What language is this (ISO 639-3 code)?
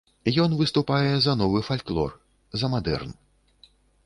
bel